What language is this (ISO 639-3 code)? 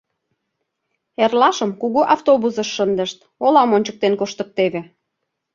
chm